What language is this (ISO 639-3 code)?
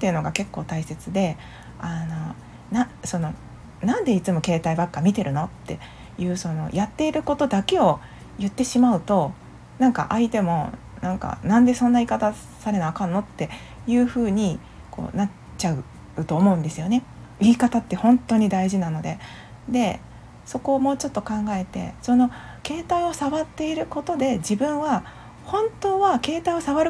jpn